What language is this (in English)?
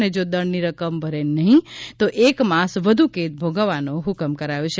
Gujarati